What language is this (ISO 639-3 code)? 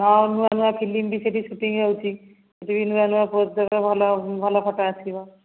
ori